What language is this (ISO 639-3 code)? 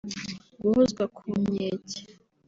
kin